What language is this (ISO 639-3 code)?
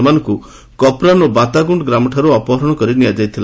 ori